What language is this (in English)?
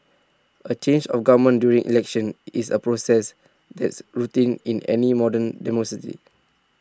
English